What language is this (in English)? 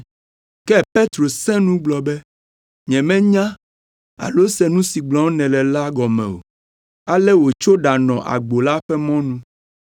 Ewe